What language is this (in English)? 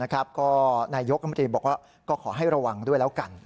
Thai